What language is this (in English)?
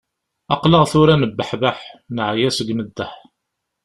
Kabyle